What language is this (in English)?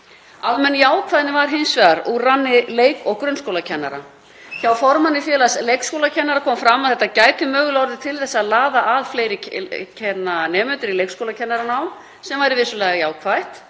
Icelandic